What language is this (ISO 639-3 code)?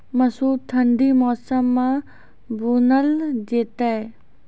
mai